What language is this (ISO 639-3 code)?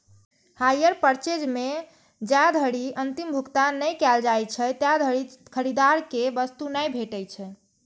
mai